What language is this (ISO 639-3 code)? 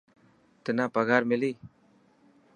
mki